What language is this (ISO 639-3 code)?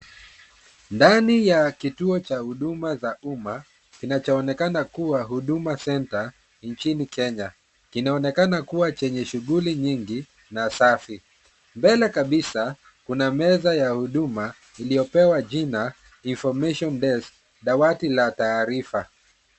swa